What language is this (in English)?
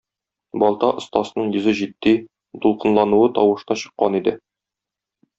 Tatar